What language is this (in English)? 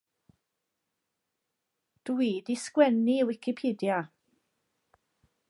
Welsh